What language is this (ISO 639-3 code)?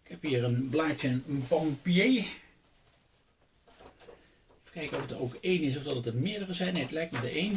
nld